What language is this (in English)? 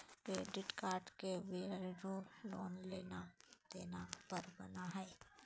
Magahi